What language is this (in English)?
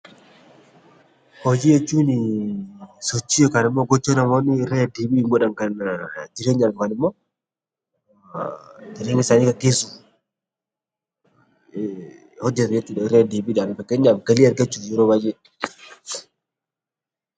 Oromo